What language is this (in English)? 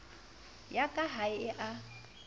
Southern Sotho